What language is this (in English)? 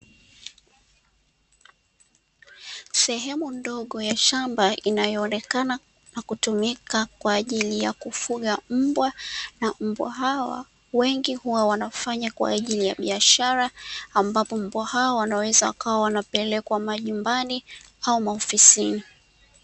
Swahili